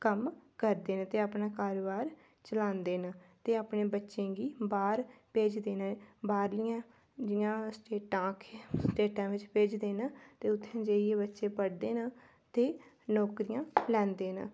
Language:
Dogri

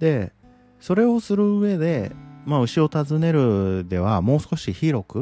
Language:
Japanese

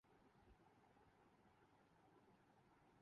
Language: Urdu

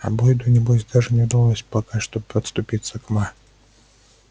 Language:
Russian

